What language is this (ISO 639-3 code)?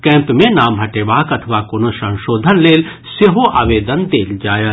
mai